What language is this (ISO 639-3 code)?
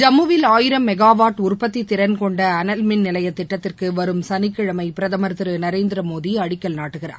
tam